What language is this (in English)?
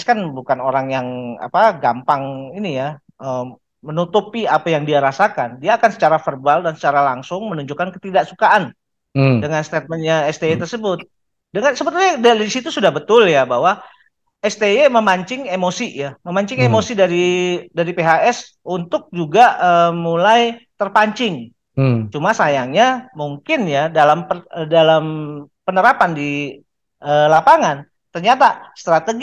Indonesian